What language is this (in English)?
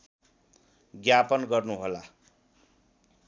Nepali